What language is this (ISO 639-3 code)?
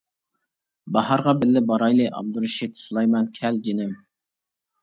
uig